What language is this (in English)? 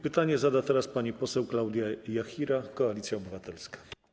Polish